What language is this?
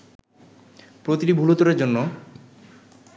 Bangla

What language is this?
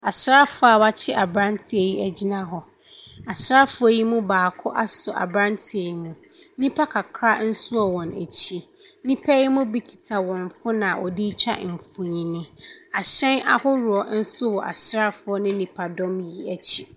Akan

